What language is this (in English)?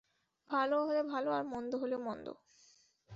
Bangla